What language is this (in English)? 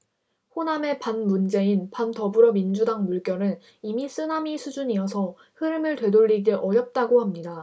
Korean